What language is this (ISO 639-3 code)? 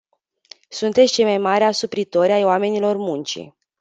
ron